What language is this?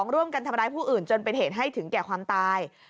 Thai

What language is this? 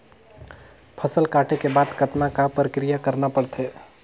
Chhattisgarhi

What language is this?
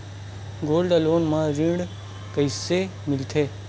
Chhattisgarhi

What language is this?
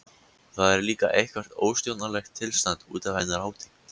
Icelandic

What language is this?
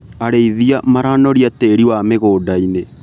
Kikuyu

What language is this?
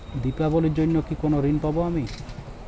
Bangla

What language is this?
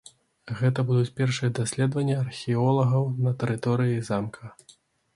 Belarusian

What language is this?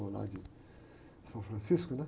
Portuguese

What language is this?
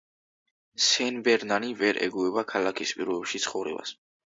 Georgian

